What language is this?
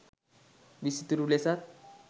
Sinhala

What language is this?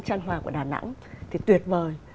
Vietnamese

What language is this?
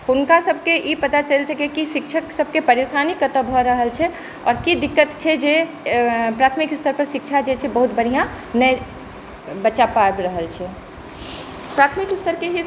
Maithili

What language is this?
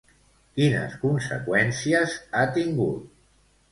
Catalan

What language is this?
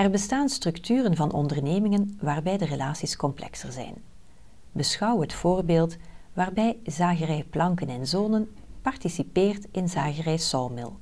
Dutch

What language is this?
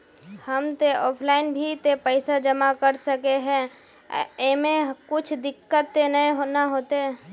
Magahi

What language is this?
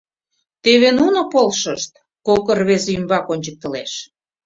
Mari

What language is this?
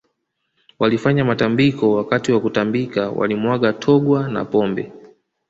Swahili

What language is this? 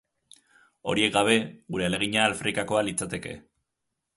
Basque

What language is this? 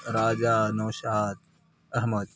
Urdu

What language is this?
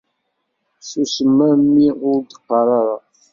Kabyle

